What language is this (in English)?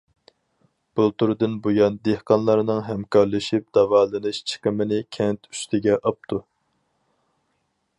Uyghur